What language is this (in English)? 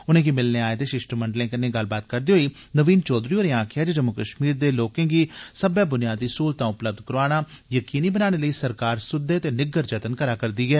Dogri